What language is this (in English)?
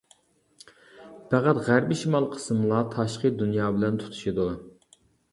Uyghur